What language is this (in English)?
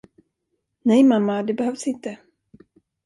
Swedish